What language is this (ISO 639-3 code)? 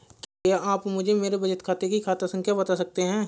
hin